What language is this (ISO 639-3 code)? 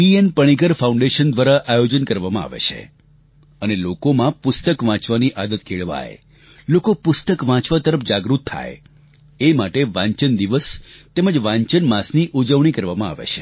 guj